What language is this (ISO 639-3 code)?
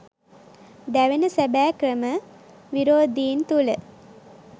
sin